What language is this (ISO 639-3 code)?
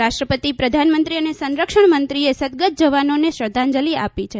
guj